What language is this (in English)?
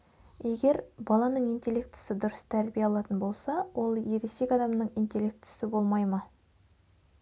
Kazakh